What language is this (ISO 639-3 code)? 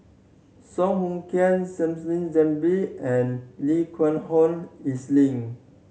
eng